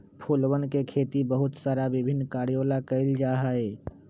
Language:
Magahi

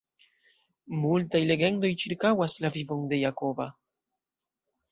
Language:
Esperanto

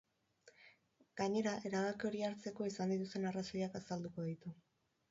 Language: Basque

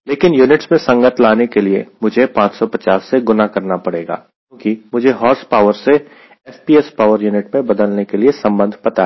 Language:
Hindi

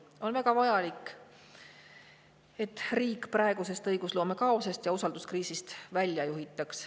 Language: Estonian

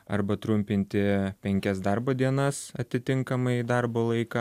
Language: Lithuanian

